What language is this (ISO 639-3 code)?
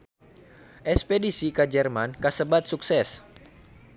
sun